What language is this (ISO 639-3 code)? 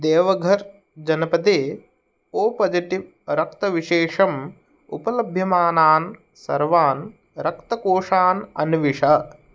san